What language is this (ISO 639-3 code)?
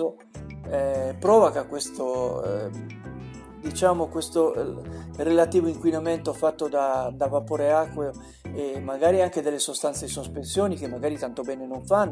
ita